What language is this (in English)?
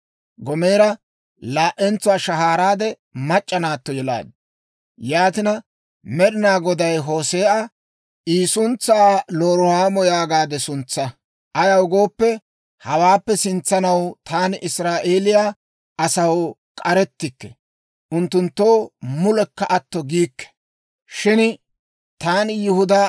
Dawro